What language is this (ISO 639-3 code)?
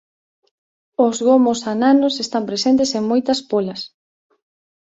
glg